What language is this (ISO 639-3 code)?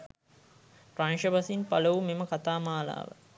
sin